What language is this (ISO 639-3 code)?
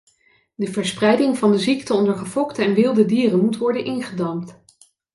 nld